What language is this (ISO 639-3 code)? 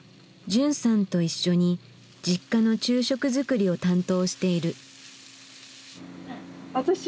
jpn